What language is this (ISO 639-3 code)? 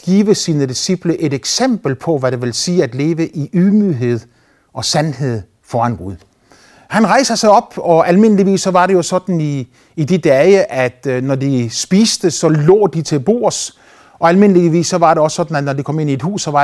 dan